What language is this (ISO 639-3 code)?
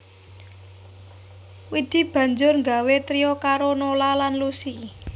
jav